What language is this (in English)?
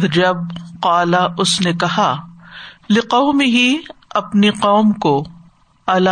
Urdu